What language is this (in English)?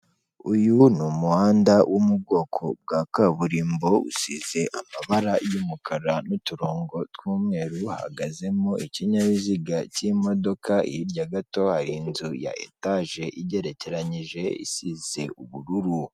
Kinyarwanda